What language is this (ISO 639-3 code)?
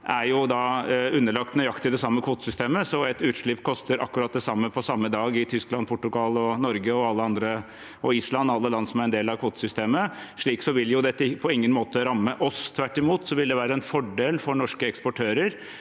nor